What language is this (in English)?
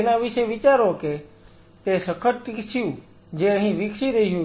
Gujarati